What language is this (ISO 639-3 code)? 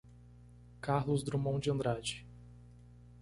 por